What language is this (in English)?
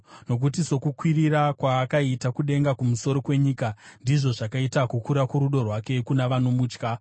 Shona